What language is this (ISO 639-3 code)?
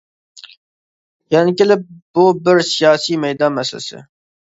uig